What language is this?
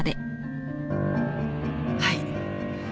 Japanese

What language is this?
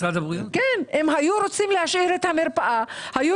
Hebrew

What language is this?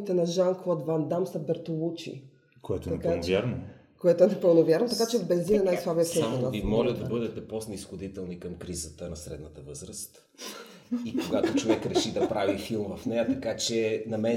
Bulgarian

